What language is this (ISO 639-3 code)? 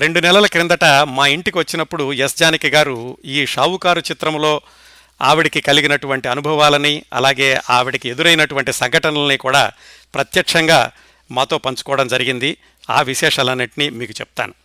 tel